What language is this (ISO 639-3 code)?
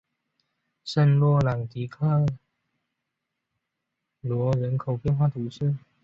zho